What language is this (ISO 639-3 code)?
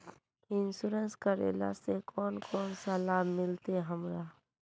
mag